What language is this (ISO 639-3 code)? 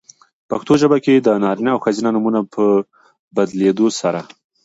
pus